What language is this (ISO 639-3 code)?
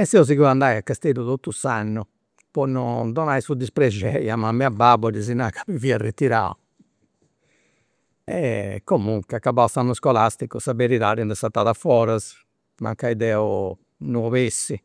sro